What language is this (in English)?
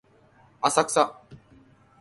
Japanese